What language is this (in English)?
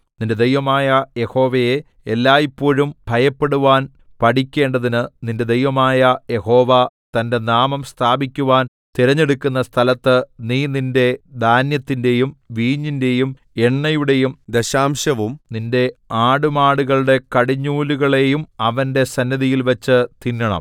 Malayalam